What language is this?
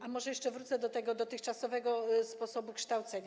Polish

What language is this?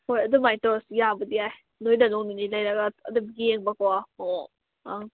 Manipuri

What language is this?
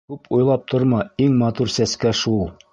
Bashkir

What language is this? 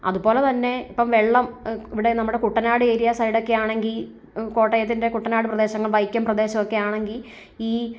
Malayalam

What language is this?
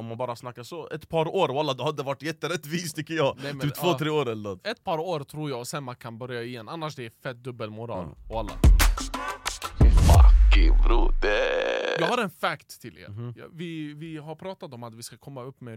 Swedish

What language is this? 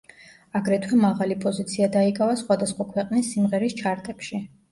Georgian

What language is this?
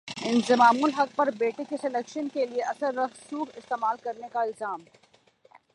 Urdu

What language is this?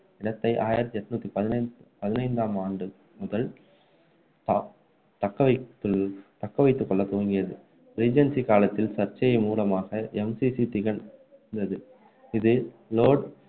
Tamil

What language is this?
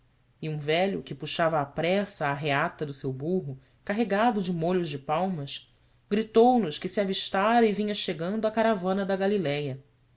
Portuguese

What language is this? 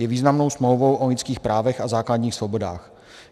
Czech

